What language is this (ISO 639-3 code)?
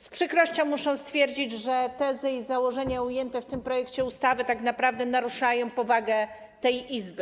pol